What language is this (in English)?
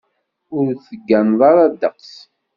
Kabyle